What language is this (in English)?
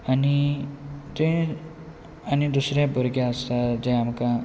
Konkani